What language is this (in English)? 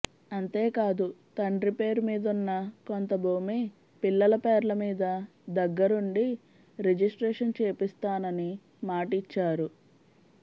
Telugu